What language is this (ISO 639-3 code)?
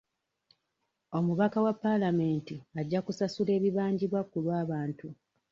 lug